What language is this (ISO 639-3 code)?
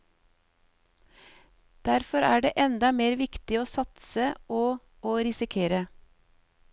nor